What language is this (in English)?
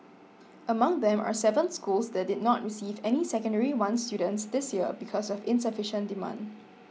English